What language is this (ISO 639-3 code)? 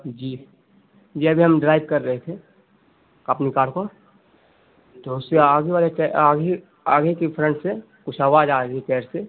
urd